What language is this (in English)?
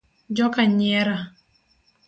Luo (Kenya and Tanzania)